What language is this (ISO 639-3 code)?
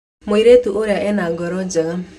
kik